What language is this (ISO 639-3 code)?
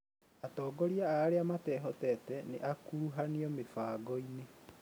kik